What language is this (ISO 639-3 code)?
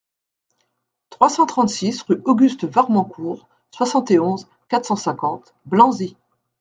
fra